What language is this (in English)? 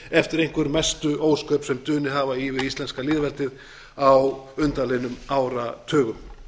Icelandic